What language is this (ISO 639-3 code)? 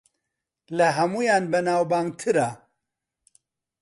ckb